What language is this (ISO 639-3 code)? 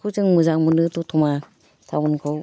brx